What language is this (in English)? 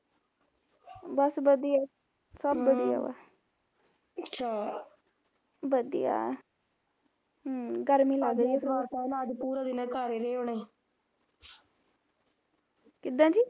Punjabi